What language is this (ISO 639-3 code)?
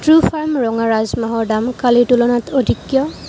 asm